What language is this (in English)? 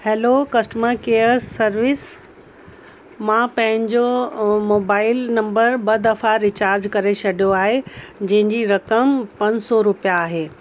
Sindhi